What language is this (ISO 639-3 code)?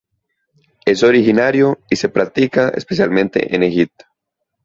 spa